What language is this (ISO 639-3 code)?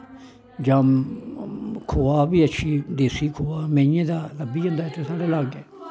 doi